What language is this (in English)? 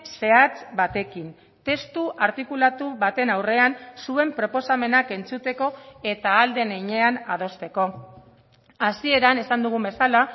Basque